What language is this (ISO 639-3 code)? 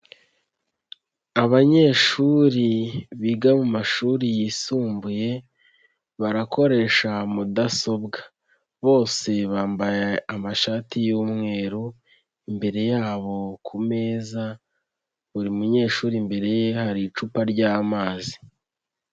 kin